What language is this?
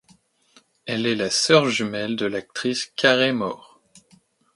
French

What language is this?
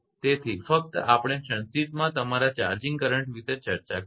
Gujarati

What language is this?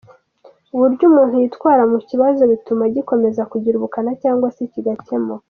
Kinyarwanda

